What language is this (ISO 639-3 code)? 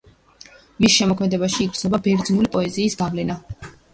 kat